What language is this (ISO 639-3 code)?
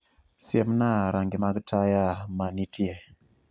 luo